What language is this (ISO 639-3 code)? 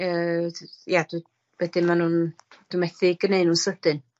cym